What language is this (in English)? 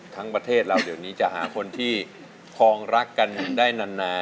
Thai